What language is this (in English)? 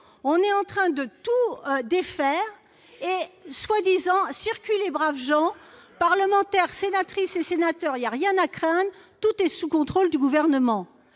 French